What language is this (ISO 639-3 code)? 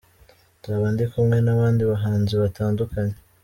kin